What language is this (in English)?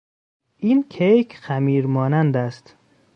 Persian